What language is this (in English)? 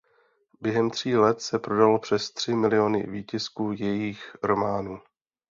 Czech